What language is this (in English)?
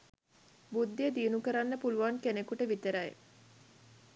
Sinhala